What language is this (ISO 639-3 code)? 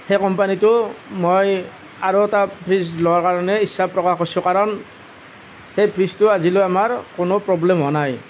asm